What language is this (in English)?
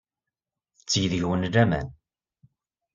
Kabyle